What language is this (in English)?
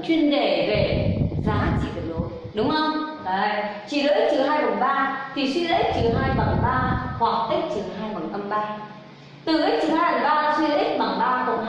Vietnamese